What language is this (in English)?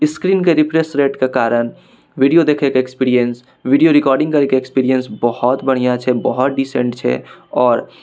Maithili